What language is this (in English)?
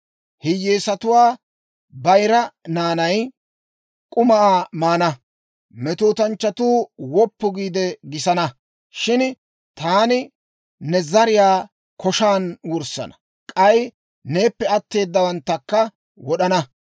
Dawro